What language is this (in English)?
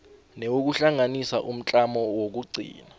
South Ndebele